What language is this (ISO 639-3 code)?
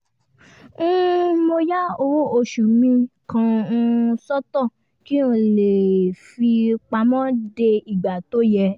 yor